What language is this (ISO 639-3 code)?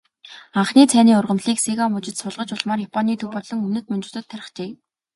mon